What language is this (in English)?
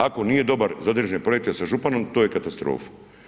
Croatian